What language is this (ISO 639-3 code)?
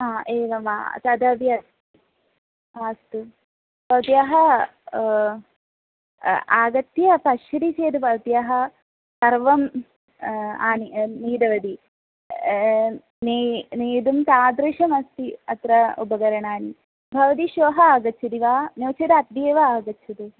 san